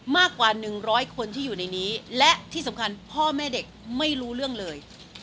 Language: Thai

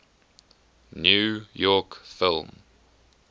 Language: English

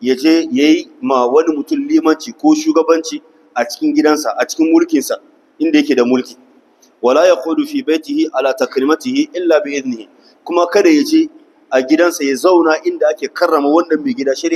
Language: Arabic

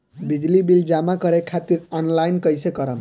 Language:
Bhojpuri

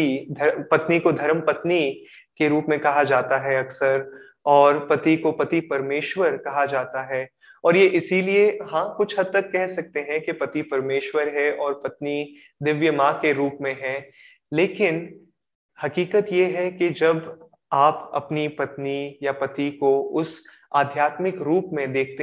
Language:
Hindi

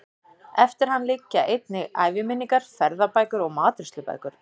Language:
Icelandic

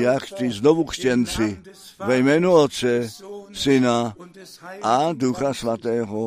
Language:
Czech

